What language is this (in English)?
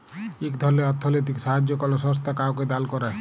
Bangla